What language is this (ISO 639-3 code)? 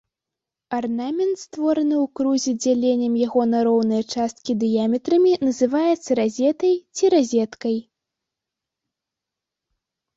bel